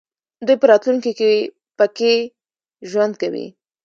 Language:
Pashto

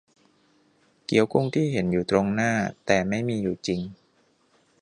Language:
Thai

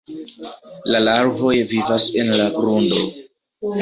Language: Esperanto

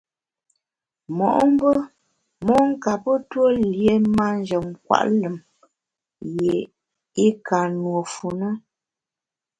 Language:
Bamun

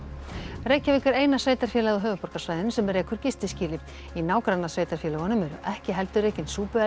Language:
Icelandic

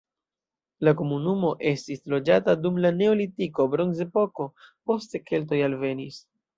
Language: Esperanto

